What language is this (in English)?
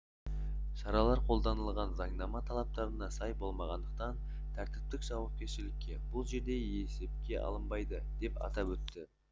Kazakh